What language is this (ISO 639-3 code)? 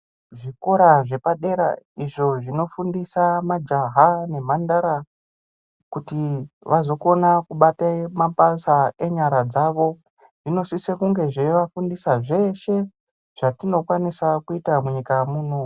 ndc